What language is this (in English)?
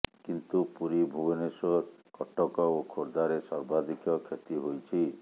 Odia